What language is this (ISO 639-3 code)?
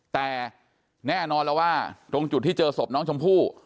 tha